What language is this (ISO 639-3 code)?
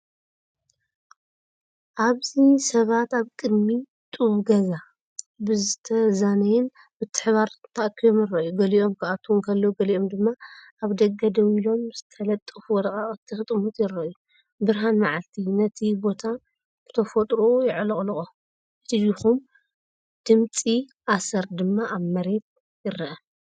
tir